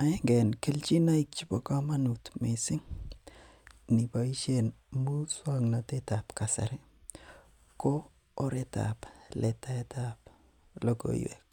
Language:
Kalenjin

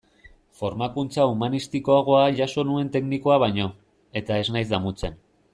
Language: Basque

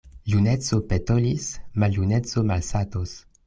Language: Esperanto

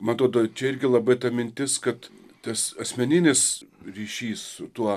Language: Lithuanian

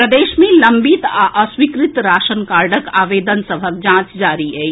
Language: Maithili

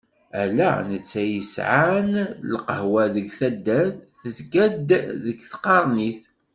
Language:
Kabyle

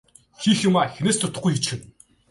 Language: Mongolian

